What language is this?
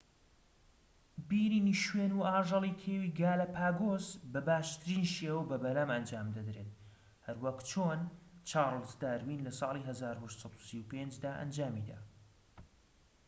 Central Kurdish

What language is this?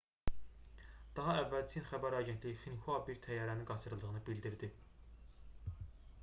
Azerbaijani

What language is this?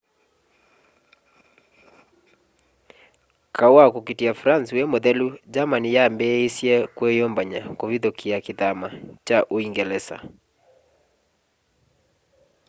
Kamba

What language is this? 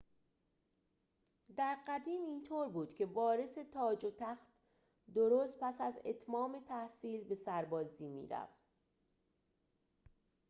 Persian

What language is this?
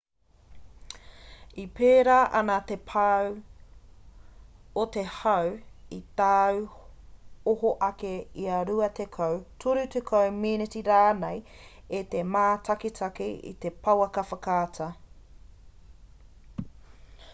Māori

